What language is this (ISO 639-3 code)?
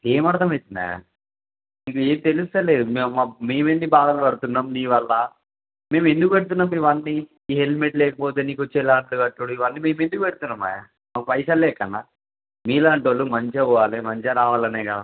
tel